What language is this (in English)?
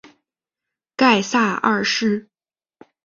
Chinese